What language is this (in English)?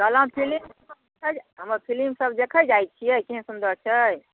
Maithili